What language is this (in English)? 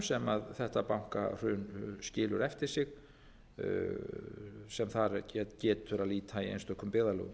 Icelandic